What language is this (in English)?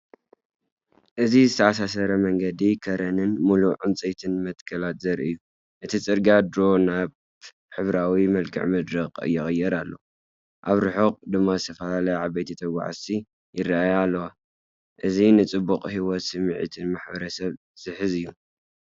Tigrinya